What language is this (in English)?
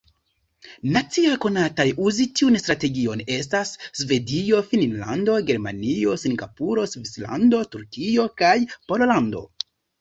Esperanto